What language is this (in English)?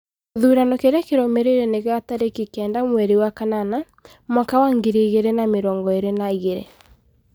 Kikuyu